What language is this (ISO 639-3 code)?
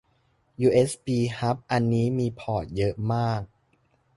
tha